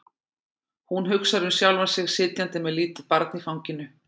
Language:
Icelandic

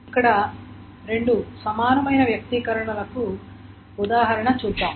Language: Telugu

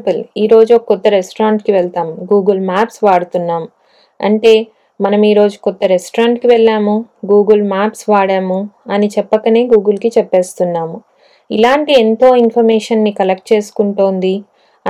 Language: Telugu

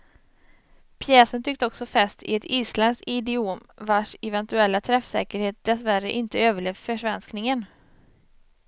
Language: Swedish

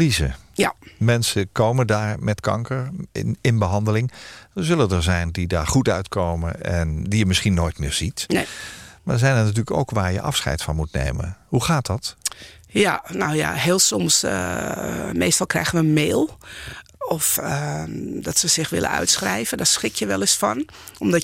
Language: Dutch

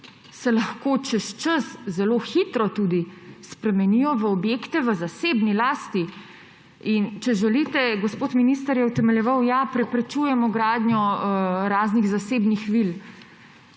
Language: Slovenian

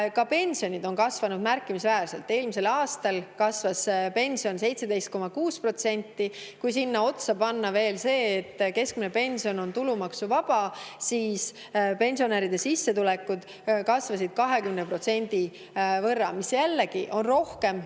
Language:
Estonian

